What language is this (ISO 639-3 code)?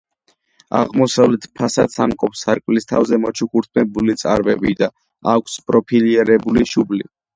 kat